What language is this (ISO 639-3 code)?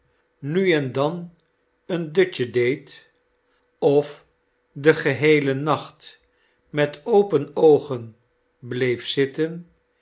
nld